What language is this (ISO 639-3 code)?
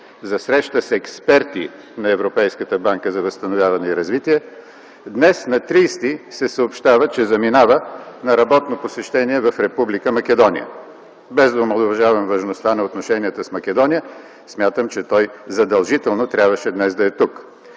bul